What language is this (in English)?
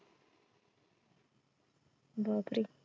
Marathi